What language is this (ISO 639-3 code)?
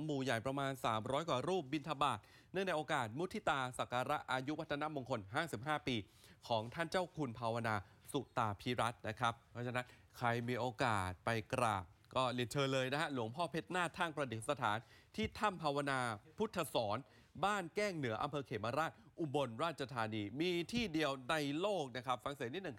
tha